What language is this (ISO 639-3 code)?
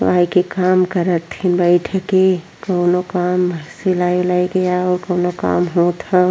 bho